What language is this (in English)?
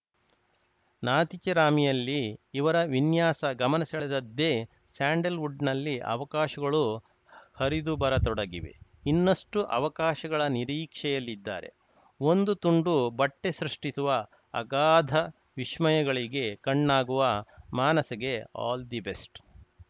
Kannada